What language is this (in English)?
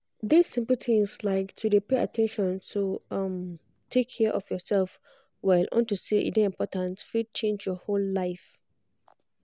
Nigerian Pidgin